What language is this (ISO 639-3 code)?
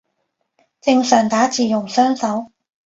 yue